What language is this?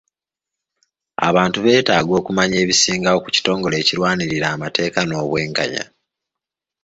Ganda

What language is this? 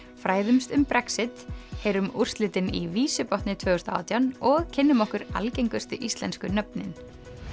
Icelandic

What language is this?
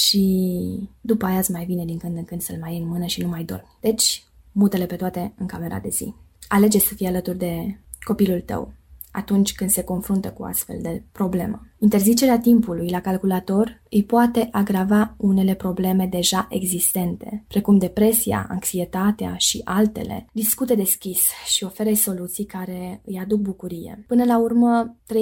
Romanian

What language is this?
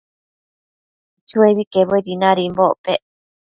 Matsés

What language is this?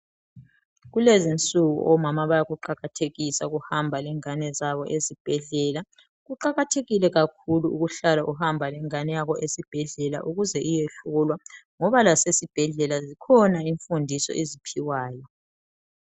North Ndebele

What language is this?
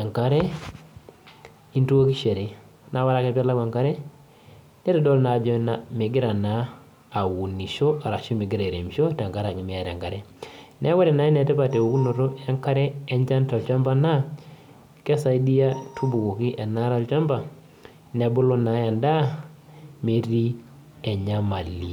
Masai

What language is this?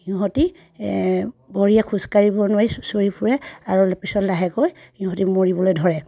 Assamese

